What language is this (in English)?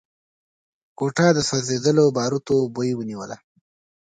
Pashto